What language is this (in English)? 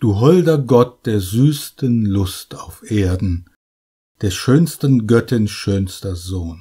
German